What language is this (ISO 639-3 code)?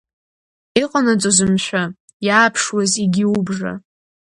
abk